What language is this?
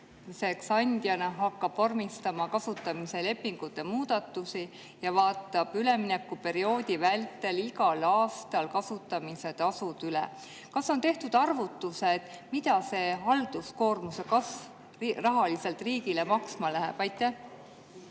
Estonian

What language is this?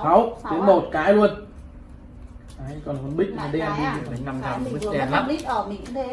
Vietnamese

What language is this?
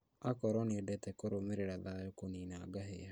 Kikuyu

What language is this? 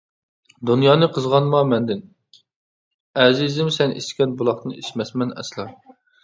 Uyghur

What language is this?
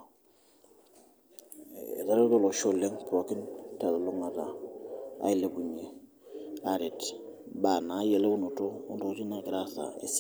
Masai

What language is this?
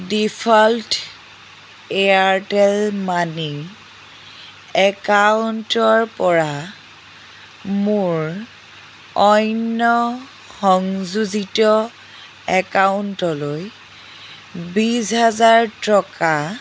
Assamese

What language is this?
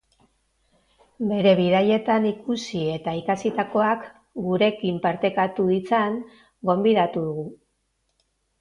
Basque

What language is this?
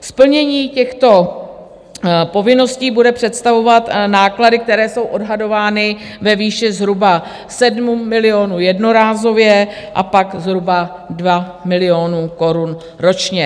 Czech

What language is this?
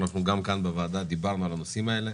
Hebrew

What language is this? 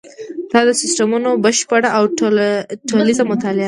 Pashto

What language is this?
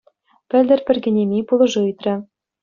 Chuvash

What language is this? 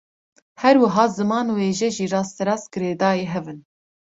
Kurdish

